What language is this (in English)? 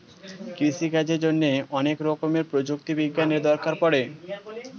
Bangla